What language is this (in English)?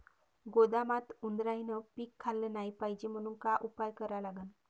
Marathi